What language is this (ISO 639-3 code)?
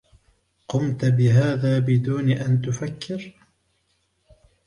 ara